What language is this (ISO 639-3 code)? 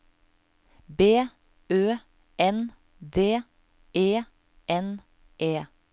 nor